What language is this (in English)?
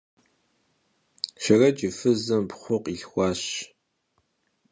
Kabardian